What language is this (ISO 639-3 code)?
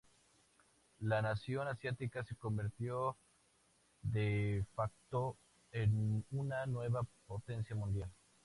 spa